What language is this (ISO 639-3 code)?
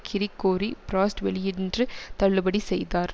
tam